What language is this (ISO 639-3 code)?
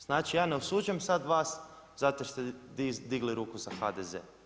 hrv